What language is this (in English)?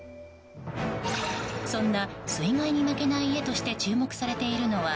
Japanese